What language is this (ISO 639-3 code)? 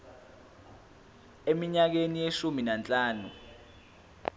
zul